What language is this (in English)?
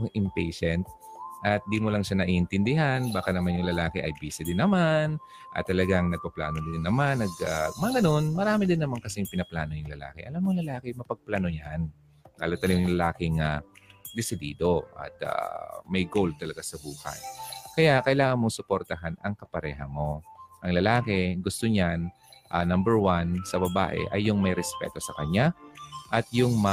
Filipino